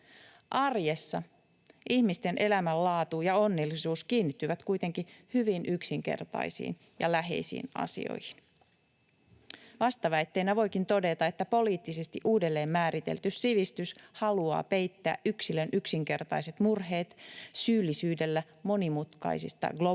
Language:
Finnish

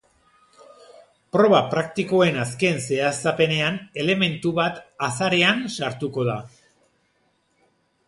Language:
Basque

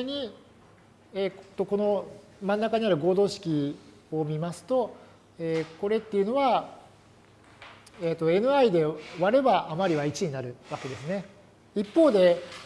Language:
Japanese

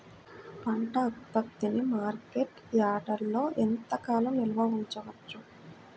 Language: Telugu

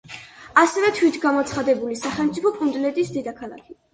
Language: Georgian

